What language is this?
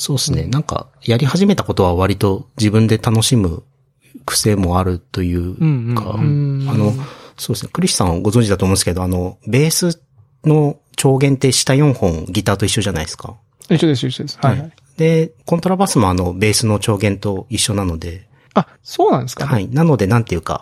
Japanese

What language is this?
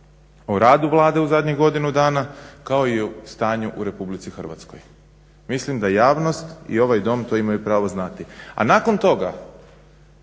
Croatian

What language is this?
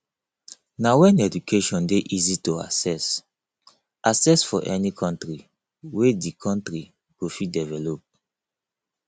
Nigerian Pidgin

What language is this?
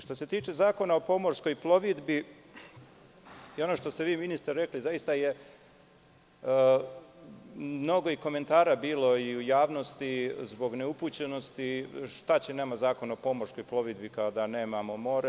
Serbian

